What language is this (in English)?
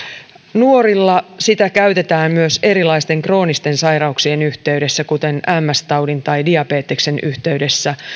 Finnish